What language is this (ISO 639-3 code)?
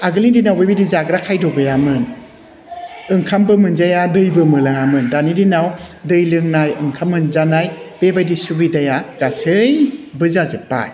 brx